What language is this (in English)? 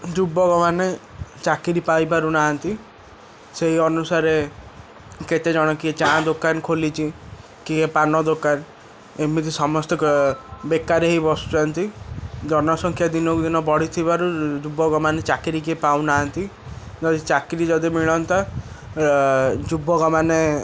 Odia